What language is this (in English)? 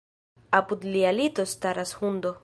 Esperanto